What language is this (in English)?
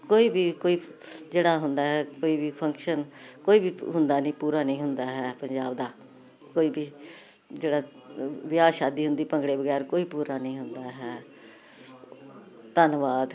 Punjabi